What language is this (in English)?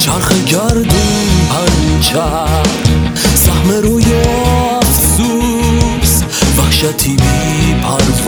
Persian